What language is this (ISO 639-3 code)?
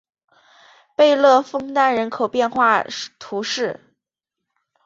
zho